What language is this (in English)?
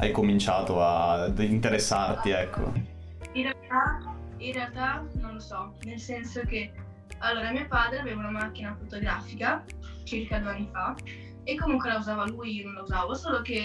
Italian